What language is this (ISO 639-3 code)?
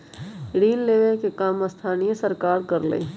mag